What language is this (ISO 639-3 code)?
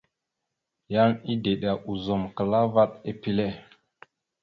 mxu